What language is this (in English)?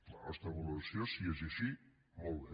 Catalan